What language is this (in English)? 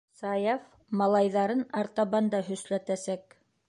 Bashkir